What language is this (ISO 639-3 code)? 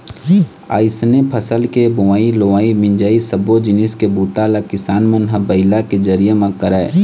hne